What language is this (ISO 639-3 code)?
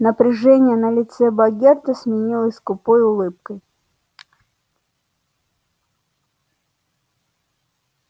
rus